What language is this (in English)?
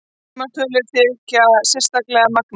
Icelandic